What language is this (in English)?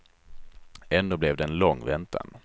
Swedish